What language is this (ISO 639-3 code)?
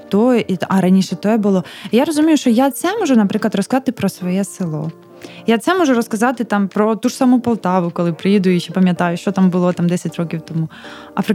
ukr